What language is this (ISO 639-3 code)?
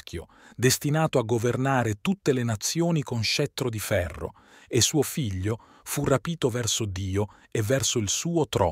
ita